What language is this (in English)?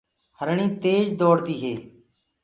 Gurgula